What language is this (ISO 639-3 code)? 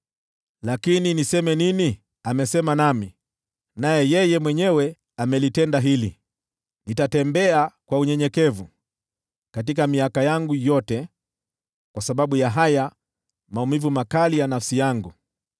swa